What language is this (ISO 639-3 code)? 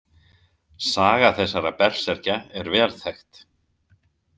isl